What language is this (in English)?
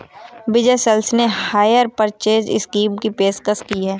Hindi